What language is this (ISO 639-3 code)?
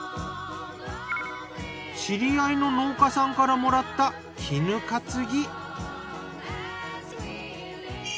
jpn